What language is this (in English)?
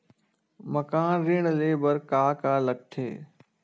Chhattisgarhi